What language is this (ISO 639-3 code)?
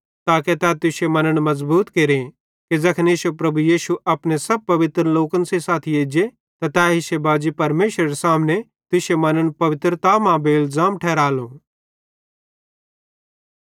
bhd